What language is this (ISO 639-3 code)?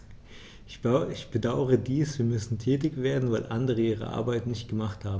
deu